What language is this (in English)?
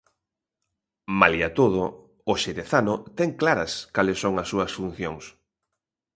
Galician